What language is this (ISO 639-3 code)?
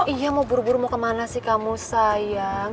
ind